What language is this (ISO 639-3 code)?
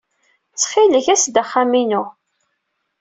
kab